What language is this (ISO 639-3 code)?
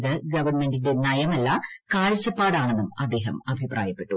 mal